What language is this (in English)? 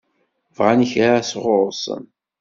Kabyle